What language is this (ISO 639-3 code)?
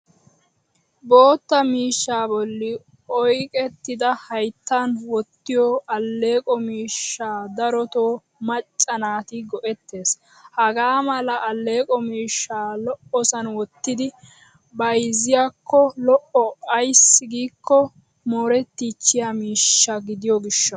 wal